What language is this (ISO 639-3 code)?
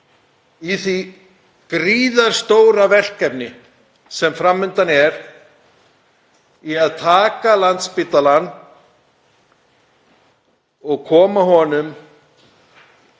isl